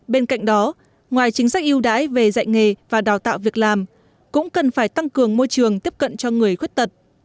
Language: Vietnamese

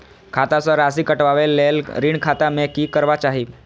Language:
Maithili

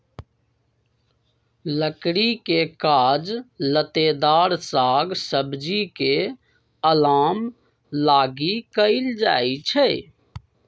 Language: Magahi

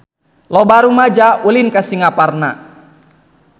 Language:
Sundanese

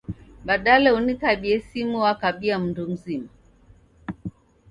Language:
Taita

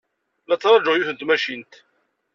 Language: Kabyle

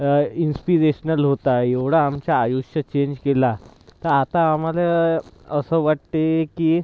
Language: Marathi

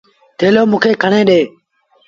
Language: Sindhi Bhil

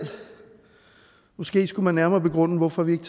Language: Danish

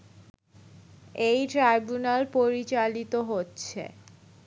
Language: Bangla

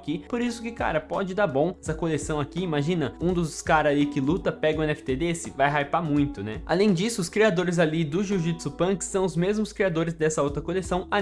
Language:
Portuguese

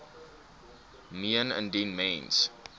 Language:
Afrikaans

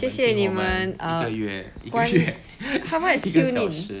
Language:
English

